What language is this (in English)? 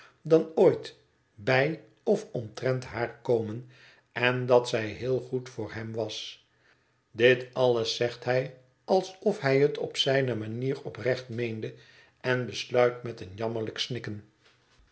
Dutch